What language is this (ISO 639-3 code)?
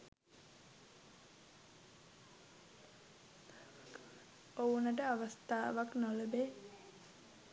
sin